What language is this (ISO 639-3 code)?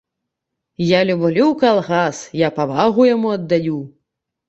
bel